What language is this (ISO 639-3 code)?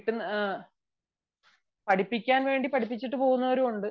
mal